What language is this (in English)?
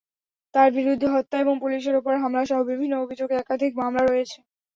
Bangla